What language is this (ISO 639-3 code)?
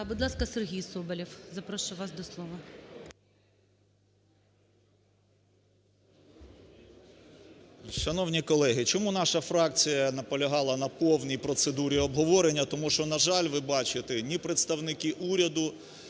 ukr